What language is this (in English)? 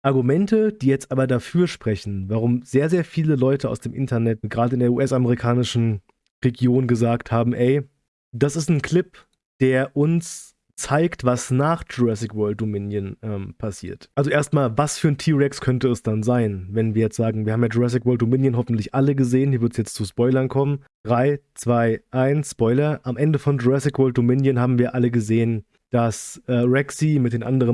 German